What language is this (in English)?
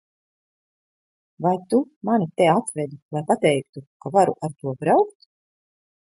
Latvian